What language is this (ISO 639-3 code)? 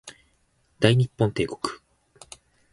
jpn